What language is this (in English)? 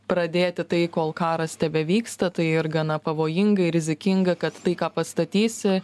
Lithuanian